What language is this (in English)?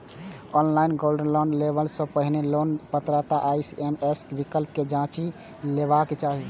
Maithili